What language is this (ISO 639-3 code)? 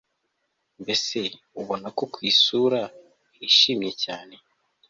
kin